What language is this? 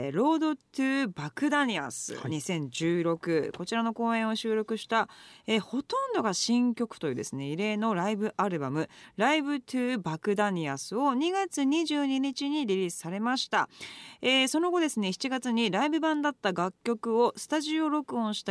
Japanese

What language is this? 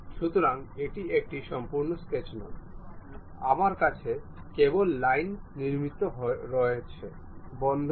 Bangla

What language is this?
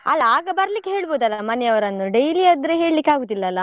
Kannada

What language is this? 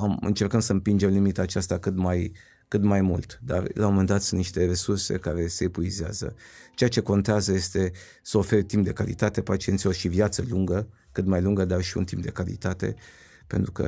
Romanian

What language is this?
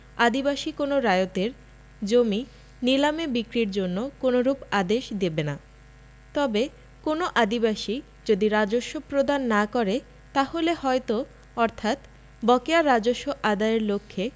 Bangla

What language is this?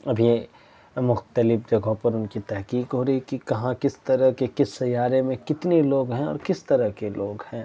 Urdu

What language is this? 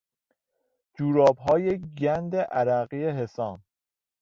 Persian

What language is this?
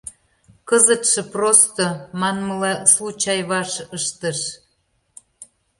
Mari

